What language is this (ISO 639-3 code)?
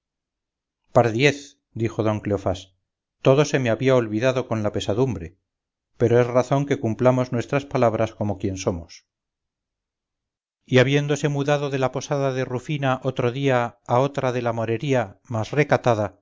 spa